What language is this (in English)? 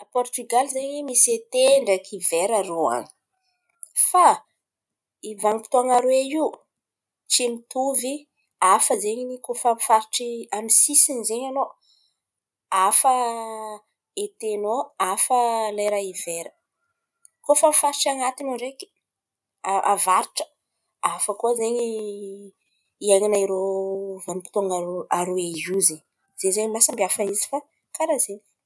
Antankarana Malagasy